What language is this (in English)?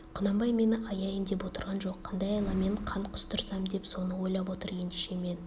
Kazakh